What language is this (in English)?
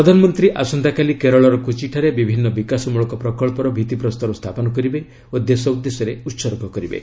Odia